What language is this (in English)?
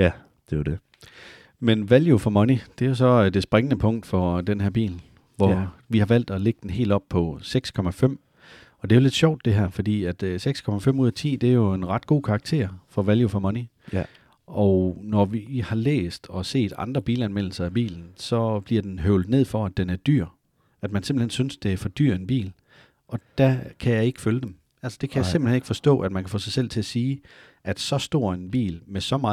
Danish